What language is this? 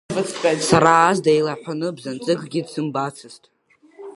Abkhazian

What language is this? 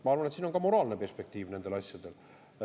Estonian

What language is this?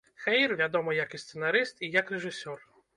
Belarusian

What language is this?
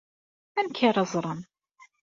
Kabyle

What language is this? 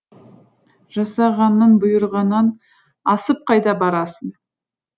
Kazakh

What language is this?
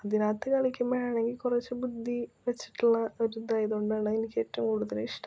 Malayalam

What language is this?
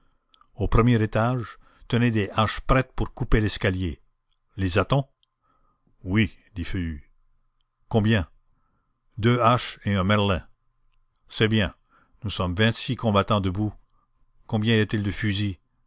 French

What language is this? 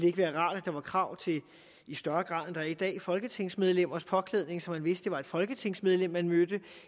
Danish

